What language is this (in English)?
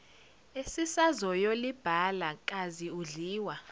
Zulu